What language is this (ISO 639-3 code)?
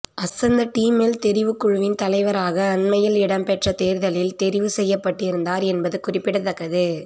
tam